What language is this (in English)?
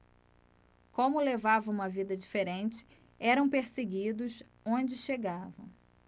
Portuguese